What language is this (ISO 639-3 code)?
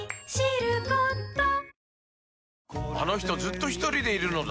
jpn